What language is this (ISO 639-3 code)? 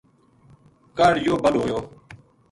gju